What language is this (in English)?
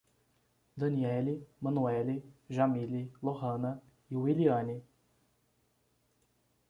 Portuguese